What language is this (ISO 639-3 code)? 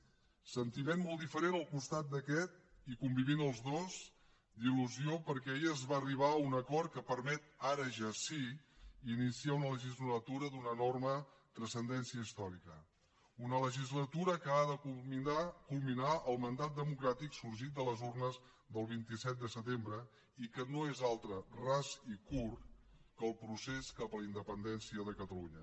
cat